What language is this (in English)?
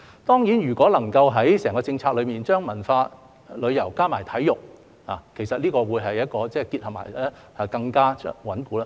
Cantonese